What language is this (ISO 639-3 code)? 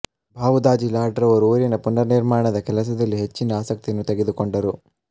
kan